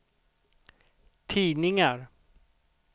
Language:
Swedish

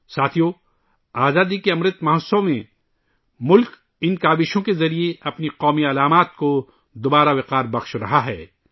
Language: Urdu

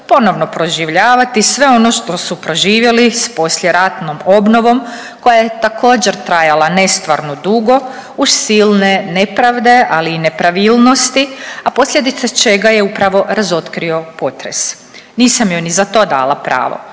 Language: Croatian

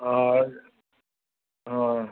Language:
Sindhi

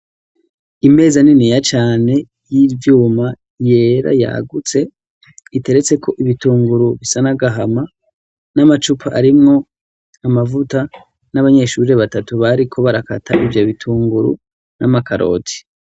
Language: Rundi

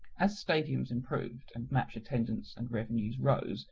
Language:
English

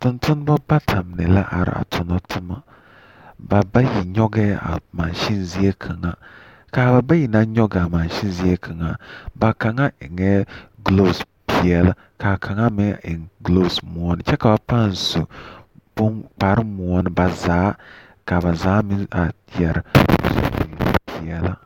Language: Southern Dagaare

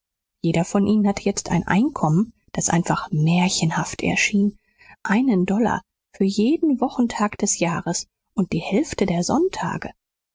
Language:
German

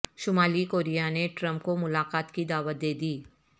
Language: Urdu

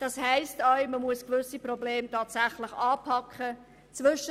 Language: Swiss German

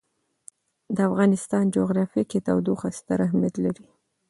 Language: Pashto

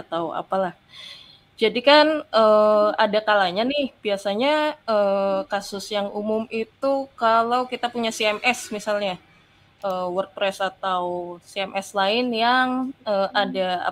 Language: Indonesian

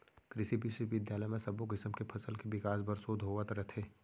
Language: Chhattisgarhi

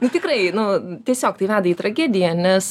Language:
Lithuanian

